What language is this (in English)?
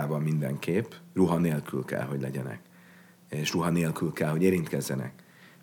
Hungarian